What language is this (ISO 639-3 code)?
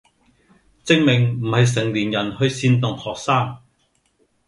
yue